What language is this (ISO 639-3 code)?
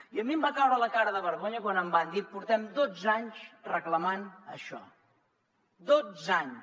cat